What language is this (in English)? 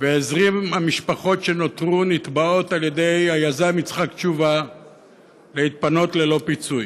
Hebrew